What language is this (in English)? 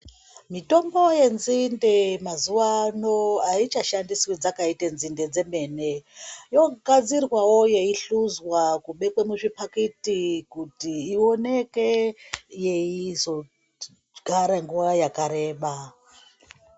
Ndau